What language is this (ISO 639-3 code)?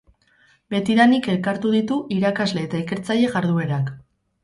eus